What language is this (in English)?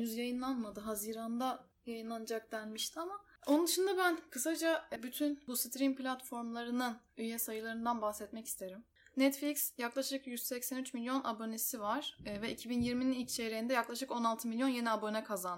Turkish